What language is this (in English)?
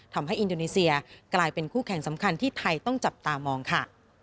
Thai